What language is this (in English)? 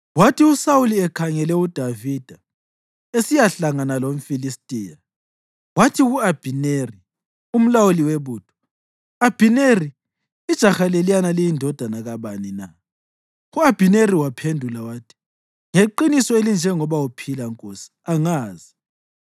North Ndebele